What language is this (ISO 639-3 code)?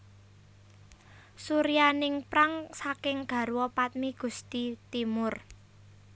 jav